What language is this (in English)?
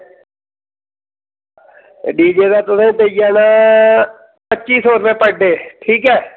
Dogri